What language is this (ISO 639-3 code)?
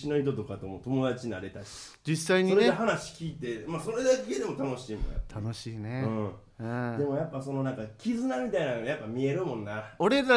jpn